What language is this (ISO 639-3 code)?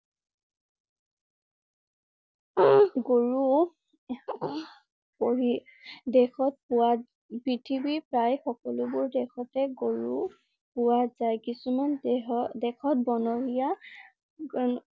asm